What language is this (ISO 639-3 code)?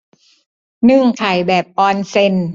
tha